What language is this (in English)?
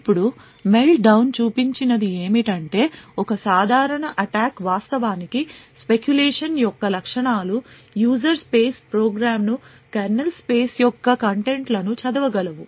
Telugu